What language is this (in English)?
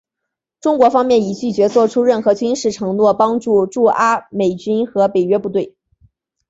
Chinese